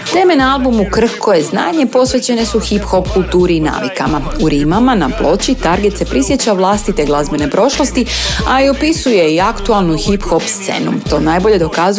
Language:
Croatian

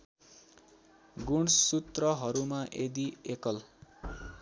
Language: Nepali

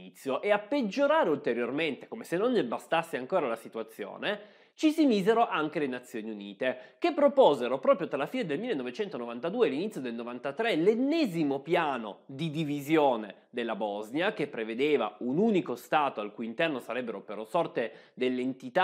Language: Italian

